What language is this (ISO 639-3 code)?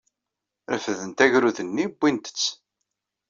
kab